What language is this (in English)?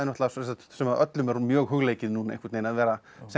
Icelandic